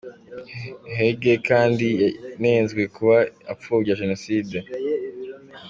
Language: Kinyarwanda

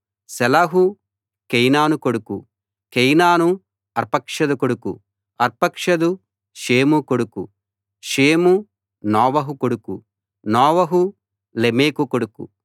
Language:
Telugu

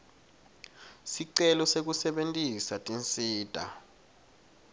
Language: Swati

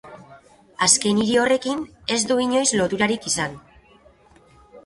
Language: Basque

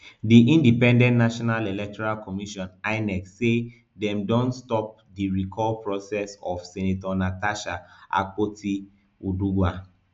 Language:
Nigerian Pidgin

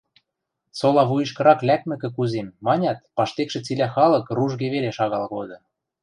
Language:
Western Mari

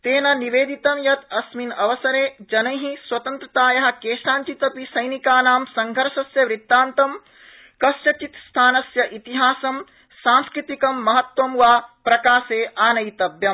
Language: Sanskrit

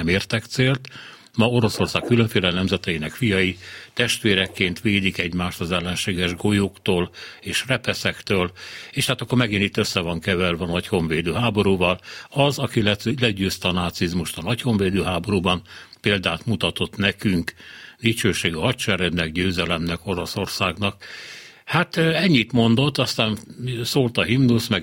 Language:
Hungarian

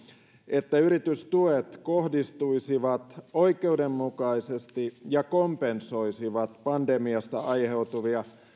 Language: Finnish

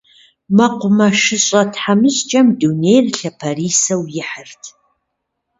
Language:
Kabardian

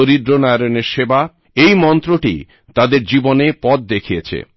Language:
Bangla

